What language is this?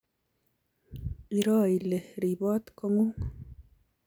Kalenjin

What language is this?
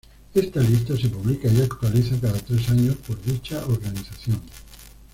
Spanish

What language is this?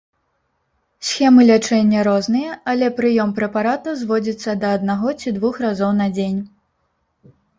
Belarusian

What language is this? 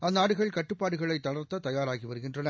Tamil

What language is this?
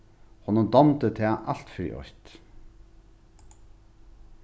Faroese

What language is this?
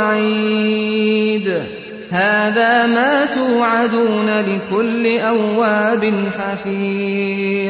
Urdu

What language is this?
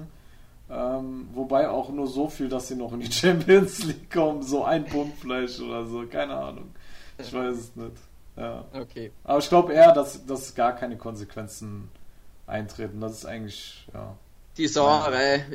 German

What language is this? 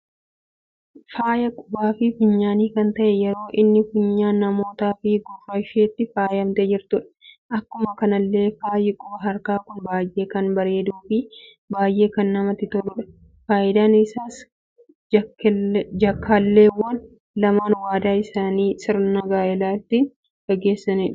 Oromo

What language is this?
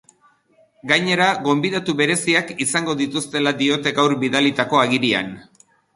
Basque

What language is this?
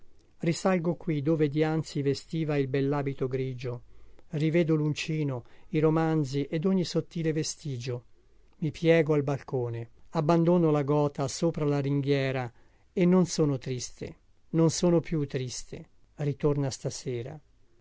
Italian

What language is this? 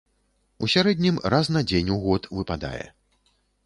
Belarusian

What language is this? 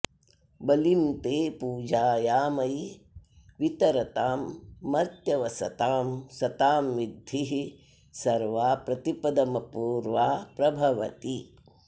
Sanskrit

